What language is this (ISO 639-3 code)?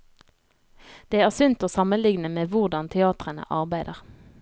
nor